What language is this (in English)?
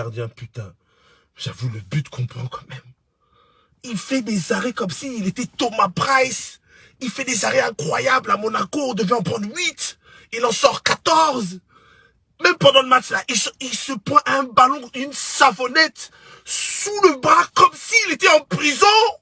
French